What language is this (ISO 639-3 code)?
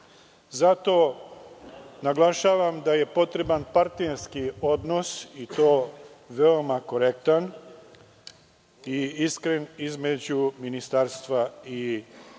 srp